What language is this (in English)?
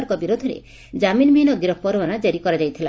Odia